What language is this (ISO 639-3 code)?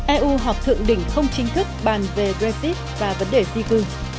vie